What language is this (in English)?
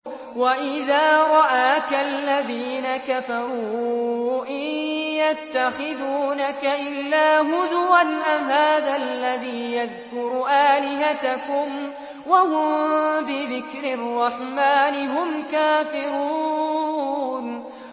Arabic